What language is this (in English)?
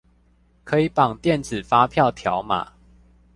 Chinese